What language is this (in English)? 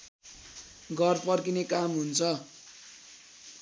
Nepali